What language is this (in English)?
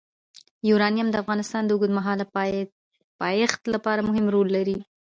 Pashto